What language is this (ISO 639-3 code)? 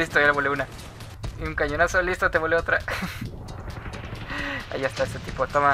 spa